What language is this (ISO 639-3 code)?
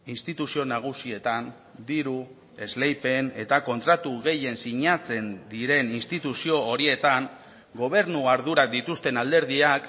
eus